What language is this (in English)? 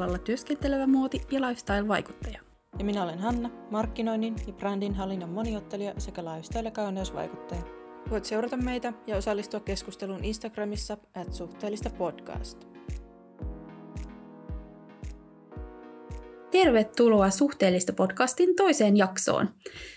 Finnish